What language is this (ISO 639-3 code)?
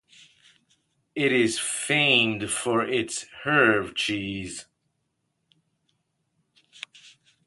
eng